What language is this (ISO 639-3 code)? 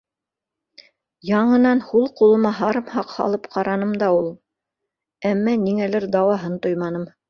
bak